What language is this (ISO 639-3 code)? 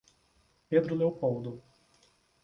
por